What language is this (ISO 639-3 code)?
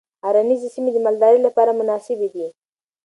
pus